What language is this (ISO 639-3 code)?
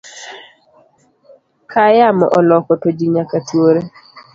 luo